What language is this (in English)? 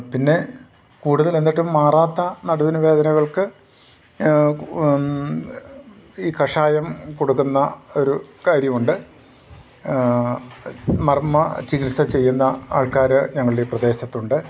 Malayalam